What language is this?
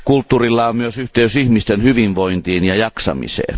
Finnish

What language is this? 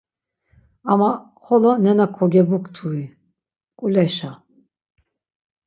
Laz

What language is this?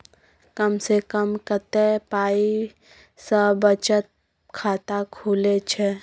Maithili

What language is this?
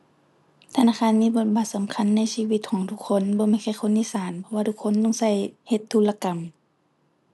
Thai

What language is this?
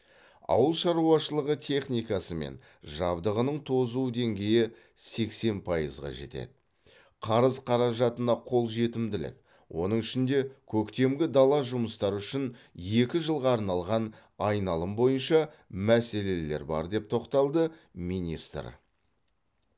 Kazakh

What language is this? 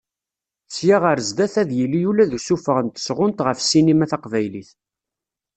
Kabyle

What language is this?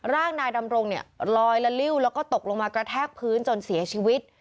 Thai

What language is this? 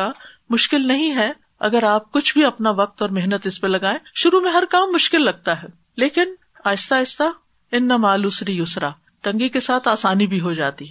Urdu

